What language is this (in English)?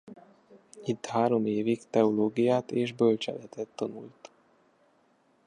Hungarian